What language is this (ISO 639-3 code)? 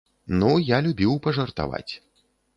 bel